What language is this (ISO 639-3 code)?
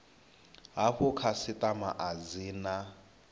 ven